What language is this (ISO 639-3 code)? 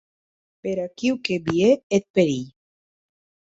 oci